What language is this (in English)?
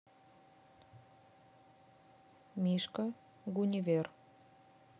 Russian